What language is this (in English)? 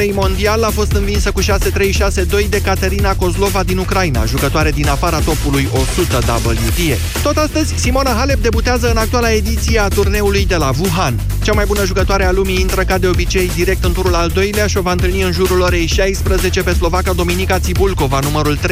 Romanian